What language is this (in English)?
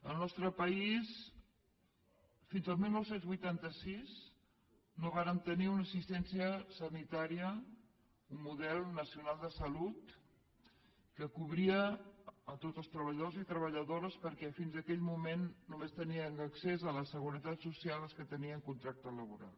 Catalan